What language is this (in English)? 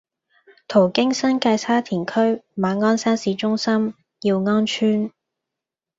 Cantonese